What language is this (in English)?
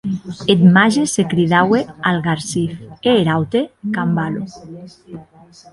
Occitan